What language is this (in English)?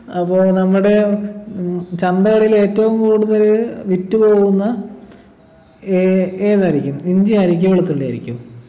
Malayalam